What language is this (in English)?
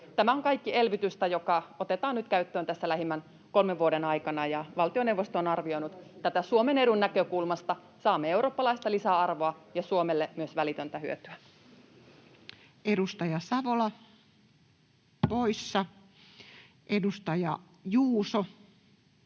Finnish